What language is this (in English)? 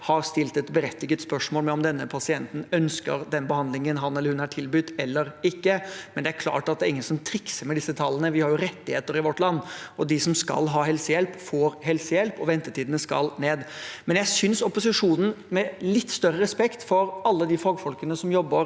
Norwegian